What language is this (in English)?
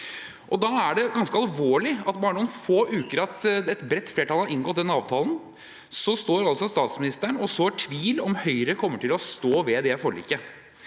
Norwegian